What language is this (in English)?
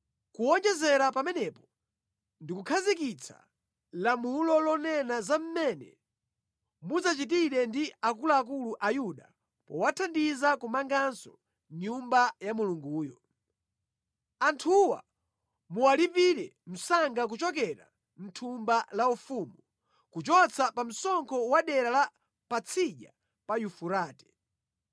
Nyanja